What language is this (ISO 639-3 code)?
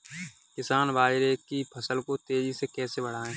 hin